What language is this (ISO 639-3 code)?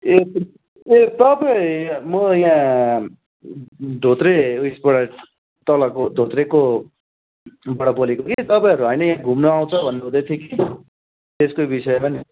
nep